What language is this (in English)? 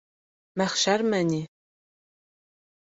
Bashkir